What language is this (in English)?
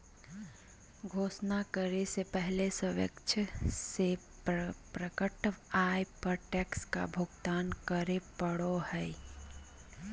Magahi